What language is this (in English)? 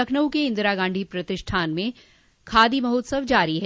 Hindi